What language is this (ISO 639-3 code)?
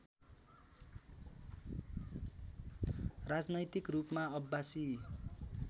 nep